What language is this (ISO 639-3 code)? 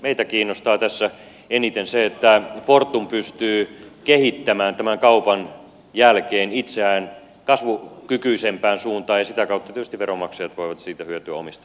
fin